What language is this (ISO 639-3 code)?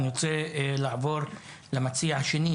heb